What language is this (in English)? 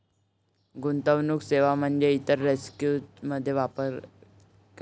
Marathi